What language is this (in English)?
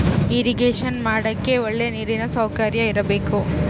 Kannada